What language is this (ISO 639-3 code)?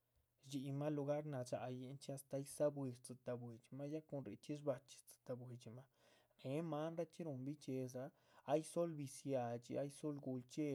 zpv